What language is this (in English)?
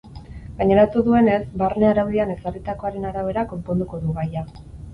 Basque